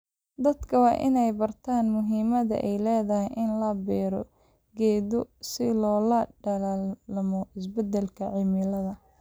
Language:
Somali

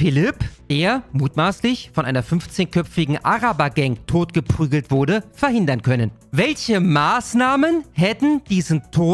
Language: German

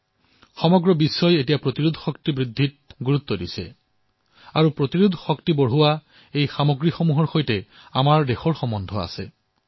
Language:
Assamese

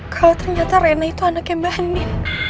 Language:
Indonesian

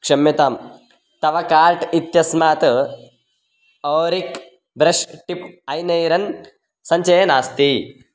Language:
Sanskrit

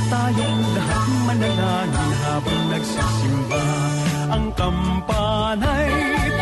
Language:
Filipino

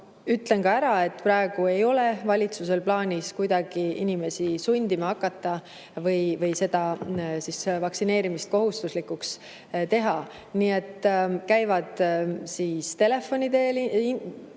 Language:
Estonian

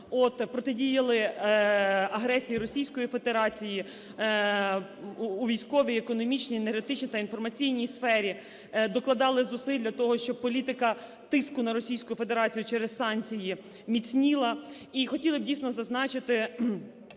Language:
Ukrainian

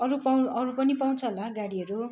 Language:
Nepali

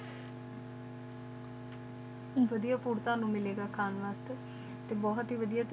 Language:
Punjabi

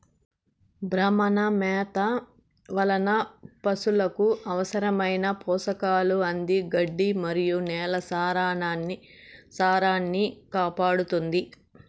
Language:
Telugu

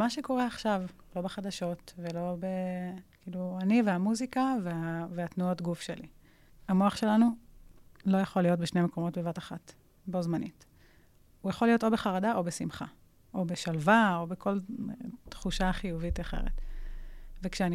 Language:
Hebrew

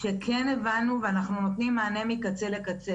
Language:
Hebrew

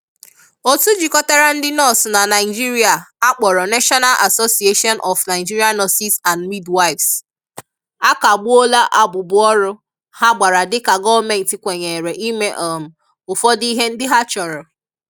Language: Igbo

